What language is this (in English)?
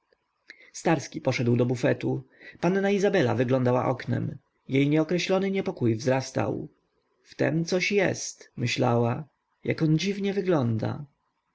Polish